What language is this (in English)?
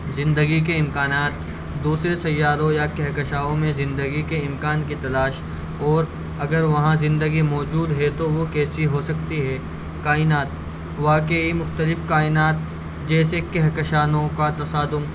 Urdu